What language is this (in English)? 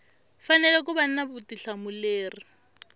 Tsonga